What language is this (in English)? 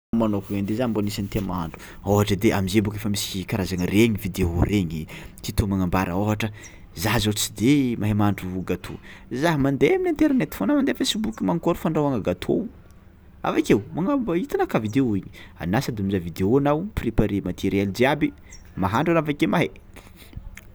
Tsimihety Malagasy